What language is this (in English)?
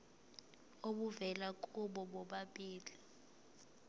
Zulu